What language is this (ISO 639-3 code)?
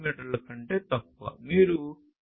tel